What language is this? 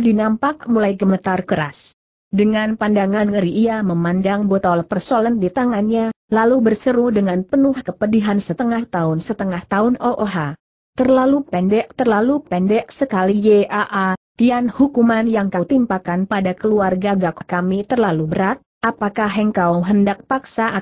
Indonesian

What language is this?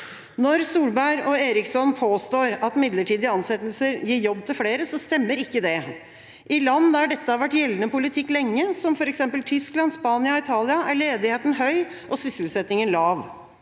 Norwegian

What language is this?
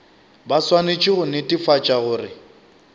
Northern Sotho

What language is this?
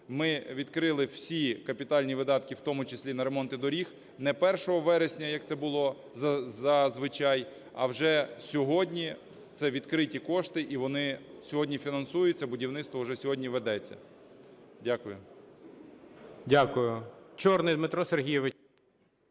Ukrainian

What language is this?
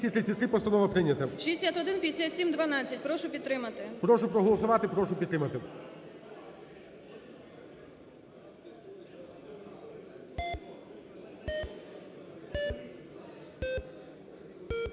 Ukrainian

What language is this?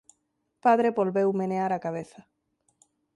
Galician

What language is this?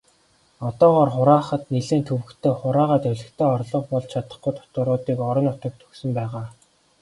Mongolian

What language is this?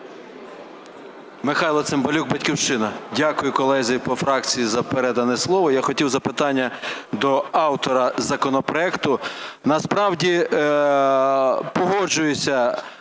Ukrainian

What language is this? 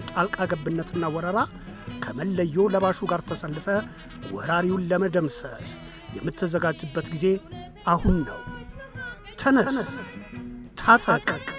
Arabic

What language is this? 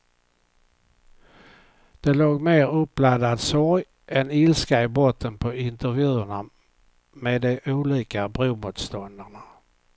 Swedish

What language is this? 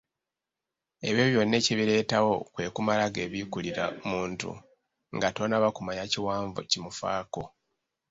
Ganda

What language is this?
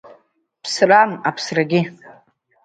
Abkhazian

